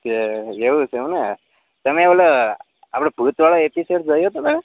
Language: Gujarati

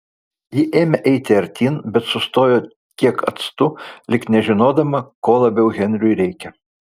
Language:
Lithuanian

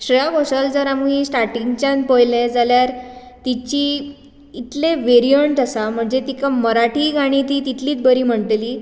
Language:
Konkani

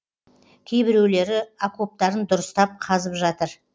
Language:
Kazakh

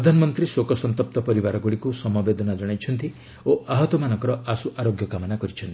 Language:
Odia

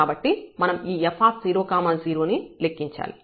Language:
Telugu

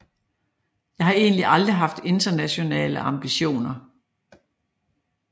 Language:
Danish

